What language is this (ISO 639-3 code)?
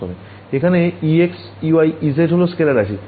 ben